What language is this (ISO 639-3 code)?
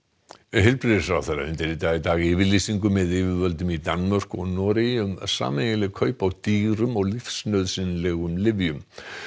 isl